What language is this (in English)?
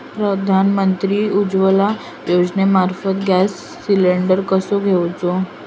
Marathi